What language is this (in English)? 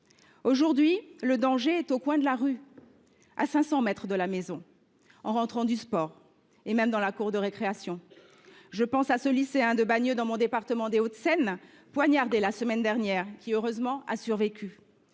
French